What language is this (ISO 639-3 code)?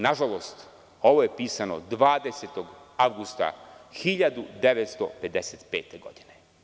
srp